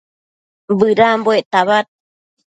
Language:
Matsés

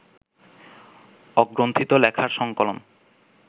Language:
Bangla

